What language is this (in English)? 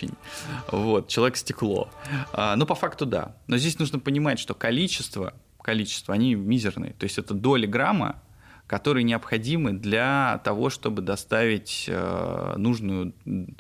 Russian